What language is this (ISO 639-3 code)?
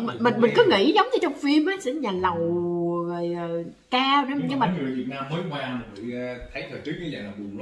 vie